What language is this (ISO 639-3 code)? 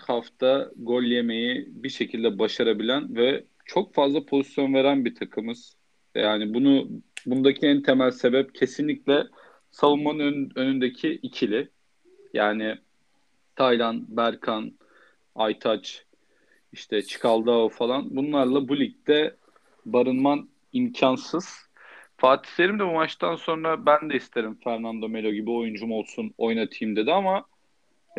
tur